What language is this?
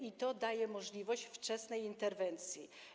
Polish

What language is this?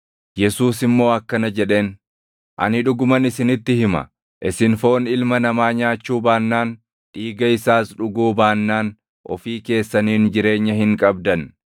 Oromo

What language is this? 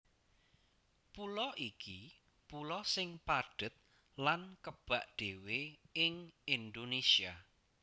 Javanese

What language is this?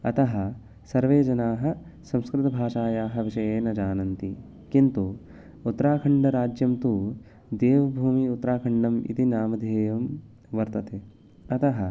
Sanskrit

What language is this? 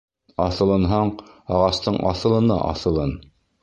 Bashkir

